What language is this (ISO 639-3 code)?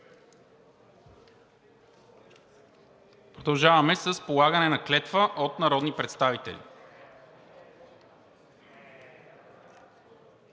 bul